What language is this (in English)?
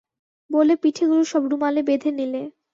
Bangla